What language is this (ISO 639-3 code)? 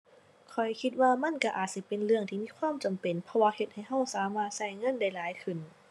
tha